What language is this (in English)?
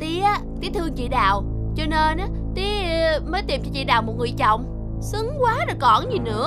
Vietnamese